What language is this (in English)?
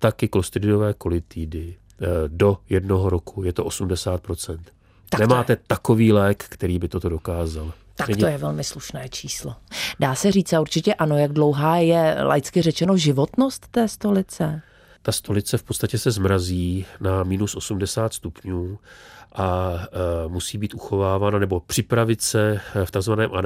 Czech